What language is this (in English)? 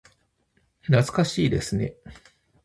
Japanese